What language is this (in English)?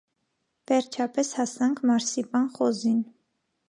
Armenian